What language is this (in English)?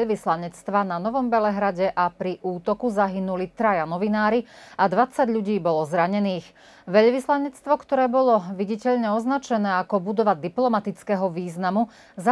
Slovak